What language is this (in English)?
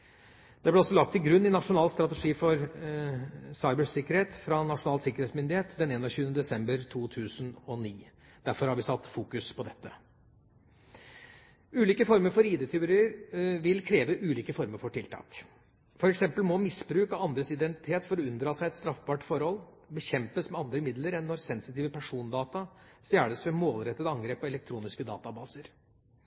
Norwegian Bokmål